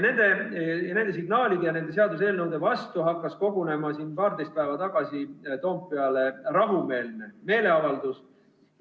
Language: Estonian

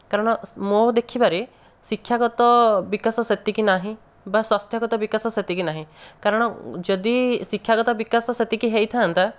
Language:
Odia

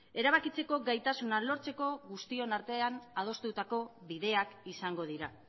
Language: Basque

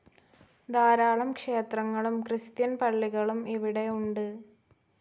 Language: Malayalam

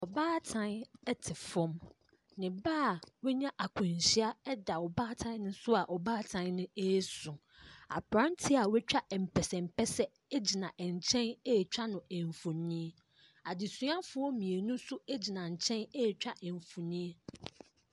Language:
Akan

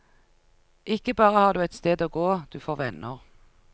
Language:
Norwegian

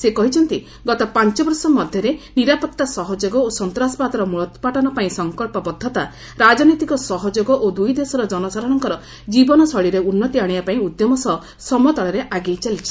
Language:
Odia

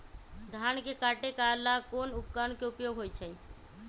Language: Magahi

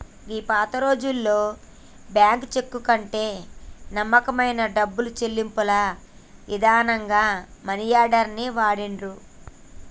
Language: Telugu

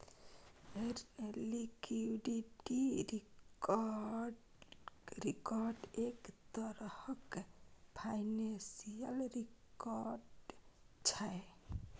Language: Maithili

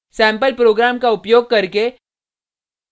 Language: Hindi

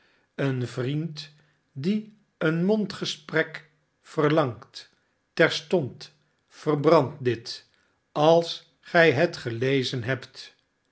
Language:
Dutch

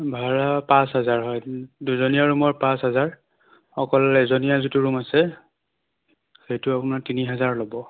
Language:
Assamese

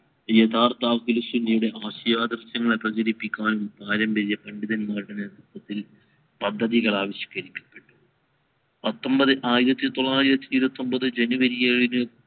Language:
Malayalam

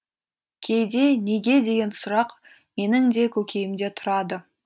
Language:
Kazakh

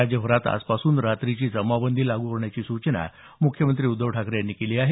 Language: Marathi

